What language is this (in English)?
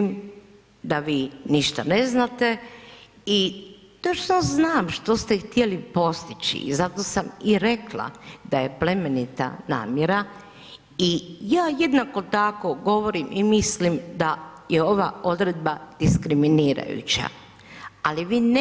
Croatian